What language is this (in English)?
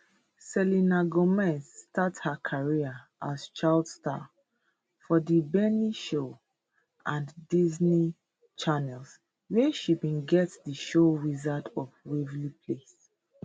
Nigerian Pidgin